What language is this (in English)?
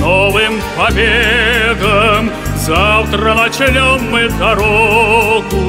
Russian